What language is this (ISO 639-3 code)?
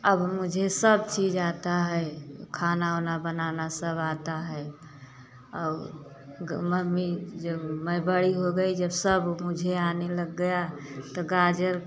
hin